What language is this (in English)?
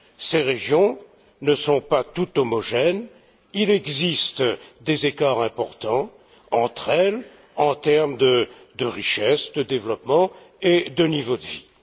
French